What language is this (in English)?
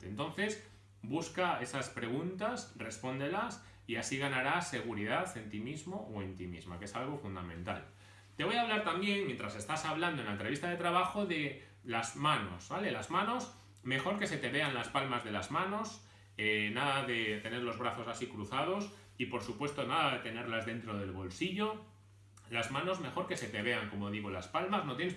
Spanish